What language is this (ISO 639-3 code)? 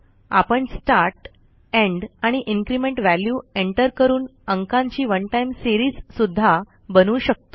mar